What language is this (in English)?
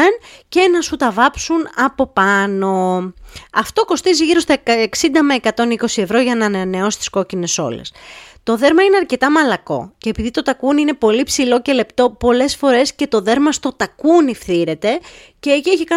Greek